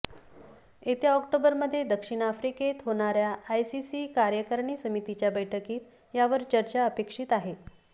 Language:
Marathi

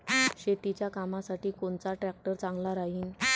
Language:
Marathi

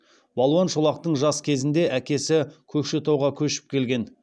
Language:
Kazakh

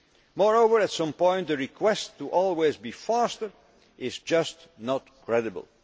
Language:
English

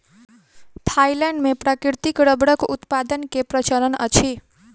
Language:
Maithili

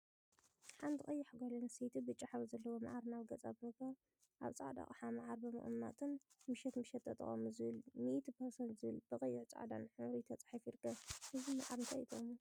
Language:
Tigrinya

